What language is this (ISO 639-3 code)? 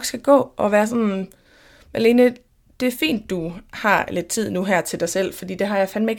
dan